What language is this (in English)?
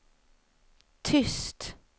Swedish